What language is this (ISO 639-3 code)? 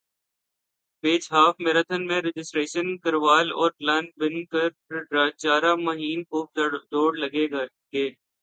urd